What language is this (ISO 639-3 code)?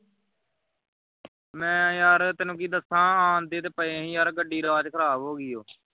pan